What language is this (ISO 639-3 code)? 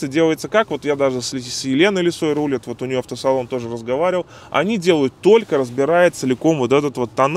rus